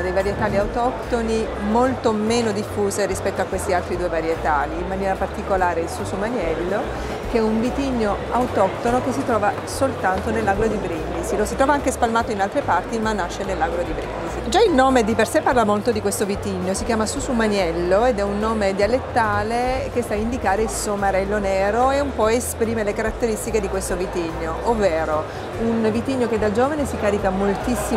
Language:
Italian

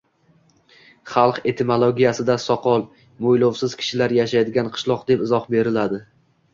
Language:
Uzbek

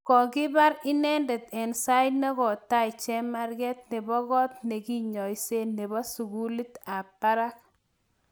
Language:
Kalenjin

